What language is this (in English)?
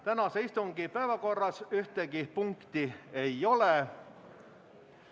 Estonian